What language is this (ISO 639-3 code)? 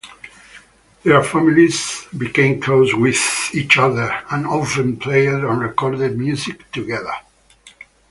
eng